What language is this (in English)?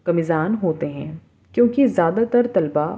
Urdu